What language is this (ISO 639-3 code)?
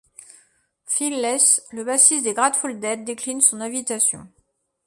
fra